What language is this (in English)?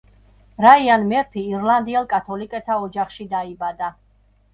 Georgian